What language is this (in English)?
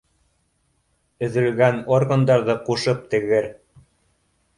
Bashkir